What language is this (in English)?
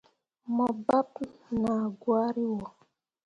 Mundang